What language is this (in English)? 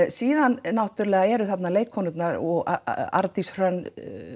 Icelandic